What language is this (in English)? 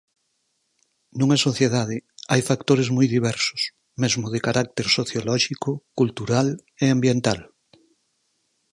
Galician